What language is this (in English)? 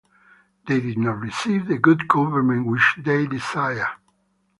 English